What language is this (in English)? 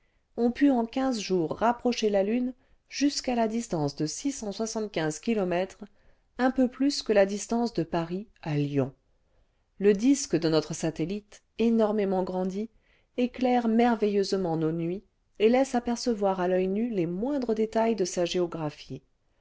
French